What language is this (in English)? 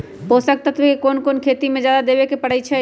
Magahi